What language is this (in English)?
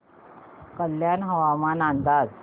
Marathi